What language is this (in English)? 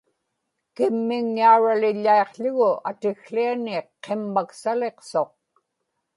Inupiaq